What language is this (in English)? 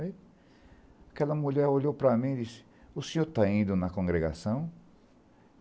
Portuguese